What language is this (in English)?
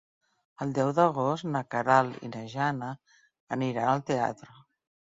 Catalan